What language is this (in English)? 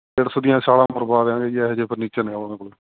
Punjabi